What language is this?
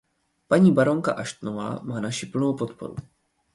Czech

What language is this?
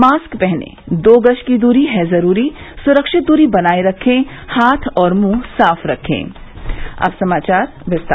Hindi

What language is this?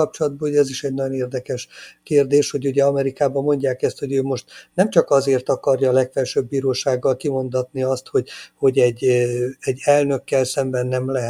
Hungarian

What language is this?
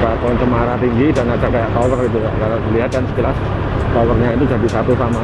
Indonesian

